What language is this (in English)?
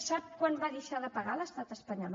Catalan